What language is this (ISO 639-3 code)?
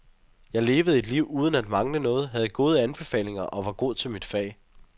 dan